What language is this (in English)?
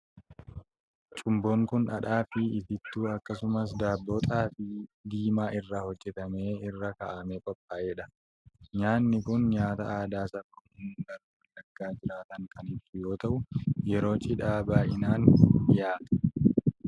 Oromo